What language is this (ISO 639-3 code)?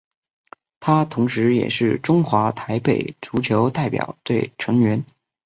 zho